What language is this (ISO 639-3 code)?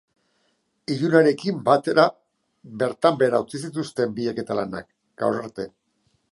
eus